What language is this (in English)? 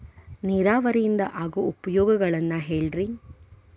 Kannada